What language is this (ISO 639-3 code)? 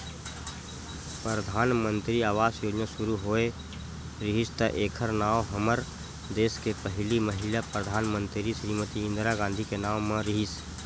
hne